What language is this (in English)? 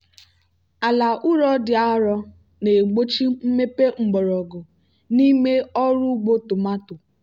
Igbo